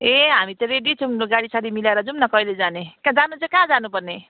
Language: Nepali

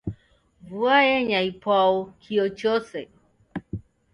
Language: Taita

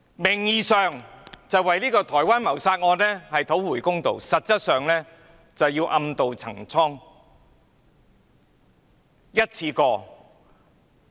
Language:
Cantonese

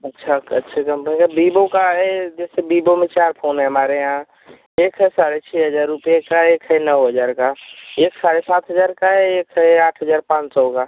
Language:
Hindi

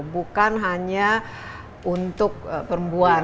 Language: Indonesian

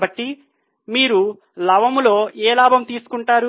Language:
Telugu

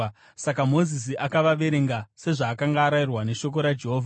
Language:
Shona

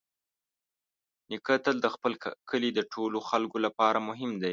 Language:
Pashto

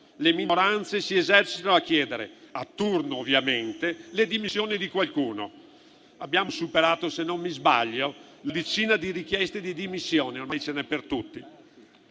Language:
Italian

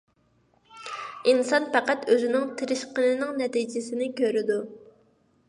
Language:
Uyghur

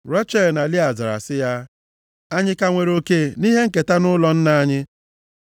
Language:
Igbo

